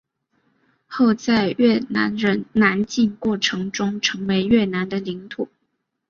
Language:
Chinese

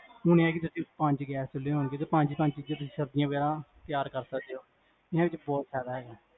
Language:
Punjabi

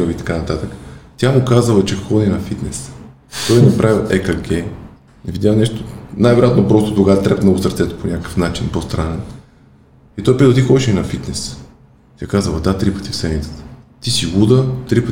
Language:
Bulgarian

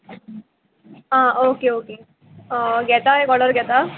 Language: Konkani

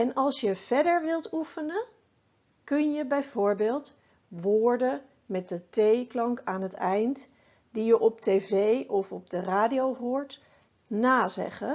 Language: Dutch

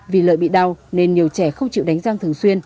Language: Vietnamese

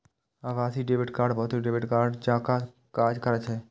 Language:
Maithili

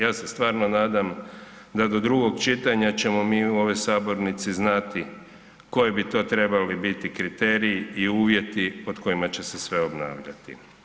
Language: Croatian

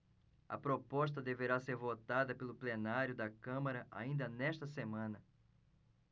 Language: Portuguese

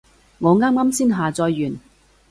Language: Cantonese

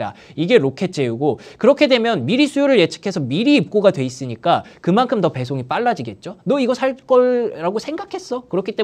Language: Korean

